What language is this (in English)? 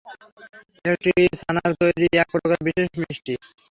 Bangla